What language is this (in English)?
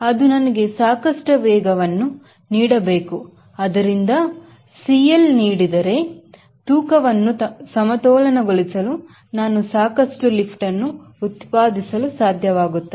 Kannada